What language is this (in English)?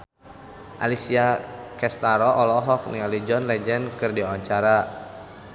Sundanese